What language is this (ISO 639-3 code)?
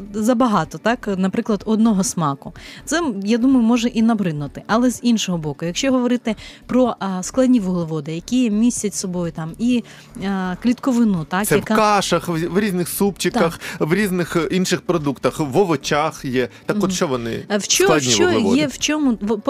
ukr